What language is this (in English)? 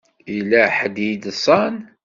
Kabyle